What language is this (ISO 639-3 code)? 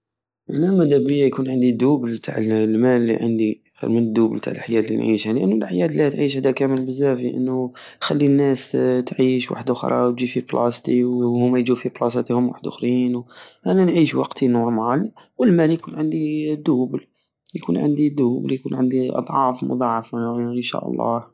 aao